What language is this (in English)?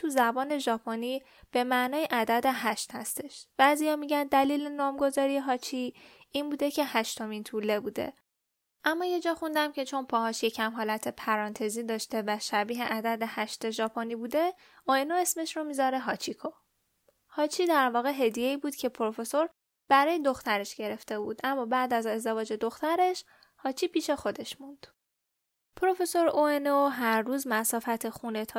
Persian